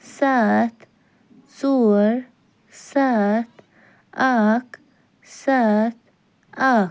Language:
Kashmiri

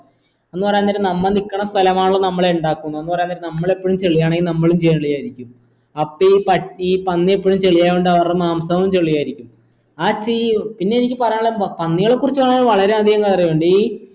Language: Malayalam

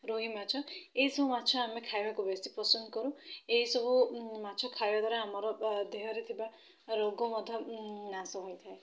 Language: Odia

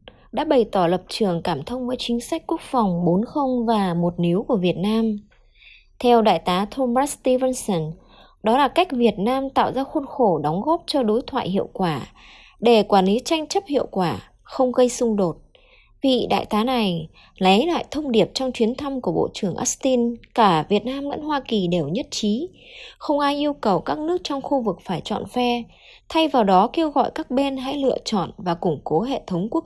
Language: Vietnamese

